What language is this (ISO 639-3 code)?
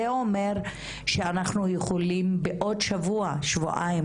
heb